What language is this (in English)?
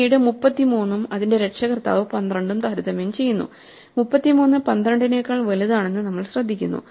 Malayalam